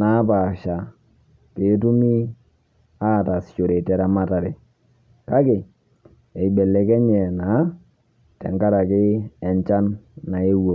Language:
Masai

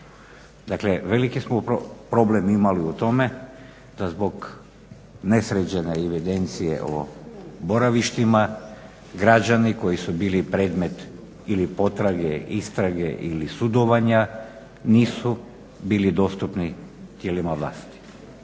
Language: Croatian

